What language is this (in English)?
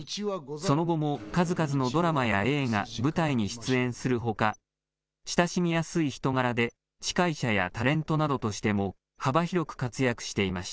Japanese